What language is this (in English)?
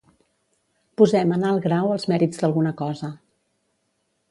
Catalan